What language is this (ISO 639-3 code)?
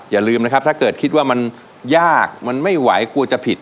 tha